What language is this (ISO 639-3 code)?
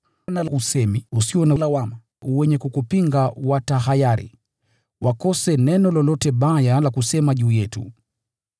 swa